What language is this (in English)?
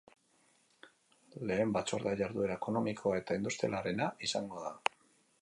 Basque